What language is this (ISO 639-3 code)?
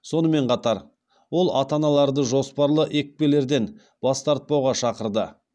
kaz